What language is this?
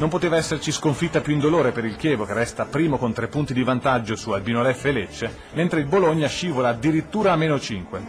Italian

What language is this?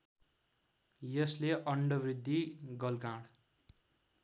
Nepali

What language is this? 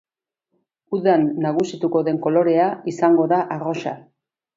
Basque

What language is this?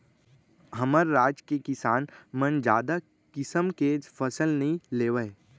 Chhattisgarhi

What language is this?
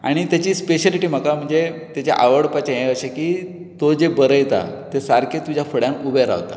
Konkani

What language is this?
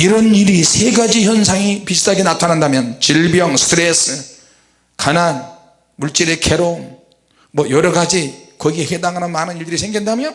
Korean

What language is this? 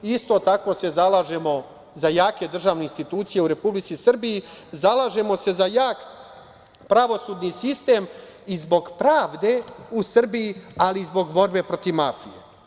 Serbian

